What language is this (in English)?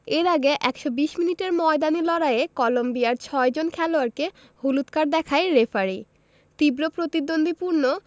Bangla